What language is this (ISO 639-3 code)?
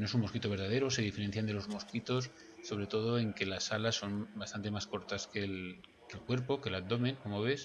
spa